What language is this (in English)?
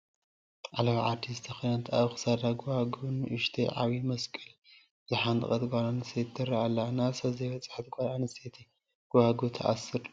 Tigrinya